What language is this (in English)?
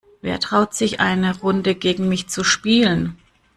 German